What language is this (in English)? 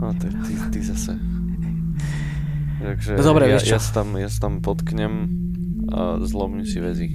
Slovak